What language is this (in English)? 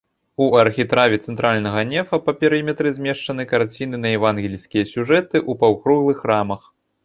Belarusian